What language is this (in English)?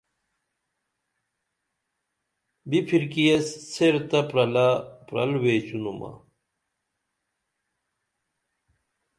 Dameli